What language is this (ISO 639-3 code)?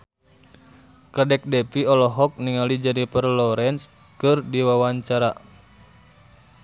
sun